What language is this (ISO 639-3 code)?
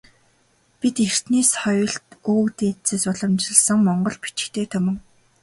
mon